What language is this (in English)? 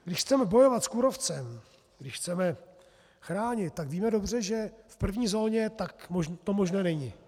Czech